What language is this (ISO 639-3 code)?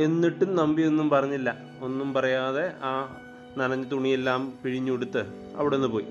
mal